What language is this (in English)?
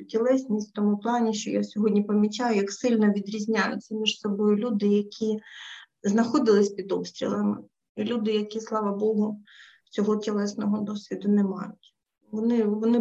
Ukrainian